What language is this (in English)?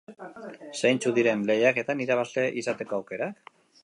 Basque